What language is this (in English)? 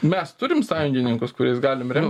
Lithuanian